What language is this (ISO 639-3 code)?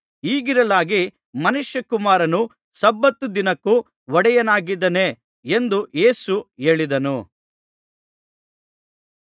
kan